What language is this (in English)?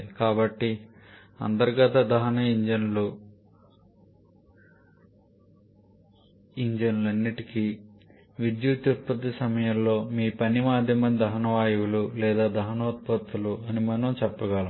Telugu